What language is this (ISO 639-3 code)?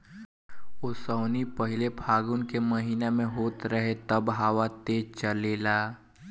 bho